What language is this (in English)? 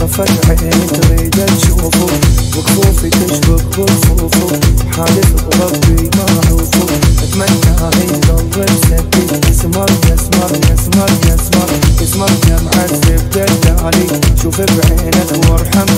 Arabic